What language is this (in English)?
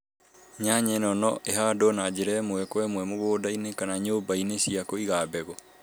Kikuyu